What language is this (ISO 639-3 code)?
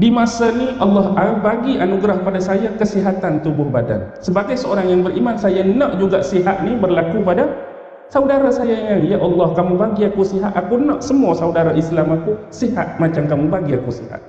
msa